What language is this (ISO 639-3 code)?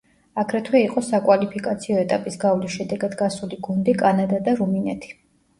kat